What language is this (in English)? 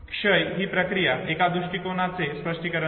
Marathi